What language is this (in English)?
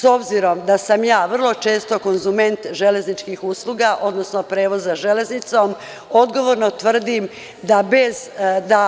Serbian